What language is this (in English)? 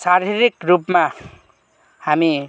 Nepali